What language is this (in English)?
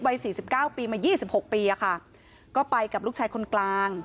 Thai